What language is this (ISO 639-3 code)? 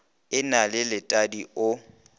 nso